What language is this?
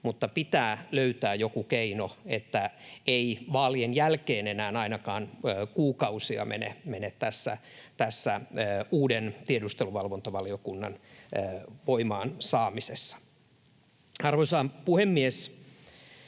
Finnish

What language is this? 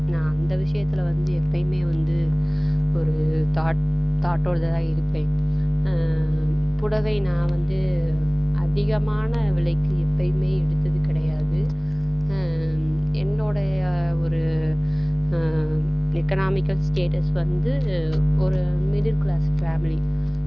Tamil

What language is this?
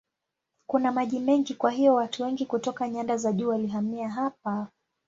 Swahili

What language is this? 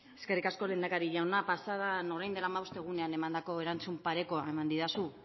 Basque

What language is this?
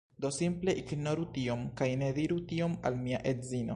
Esperanto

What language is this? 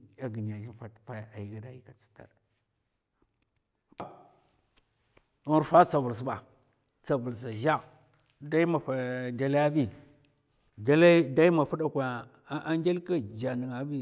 Mafa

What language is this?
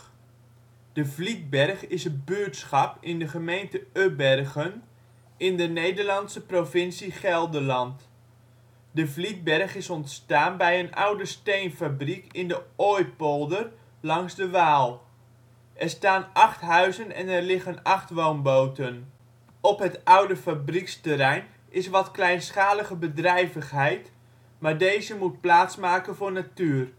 Dutch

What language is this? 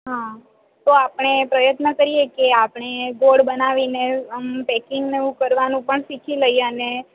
Gujarati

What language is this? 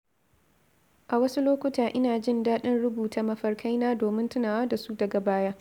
Hausa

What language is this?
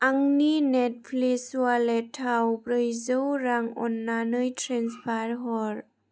Bodo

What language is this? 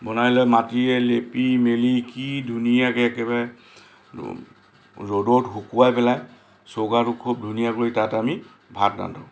Assamese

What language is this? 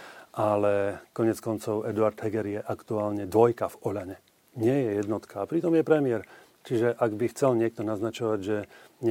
Slovak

